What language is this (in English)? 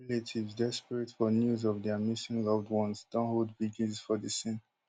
Nigerian Pidgin